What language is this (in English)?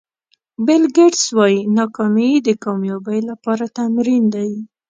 Pashto